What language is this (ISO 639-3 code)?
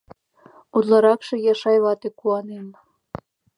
chm